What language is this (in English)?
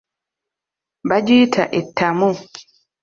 Ganda